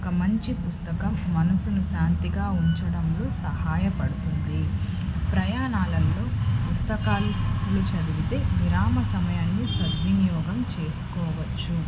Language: Telugu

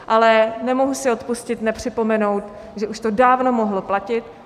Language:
Czech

